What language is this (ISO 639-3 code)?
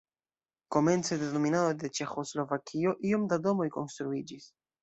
epo